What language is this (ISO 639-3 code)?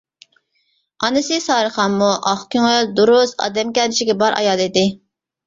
uig